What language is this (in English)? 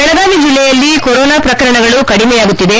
Kannada